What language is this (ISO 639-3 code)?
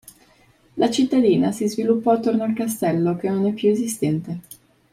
ita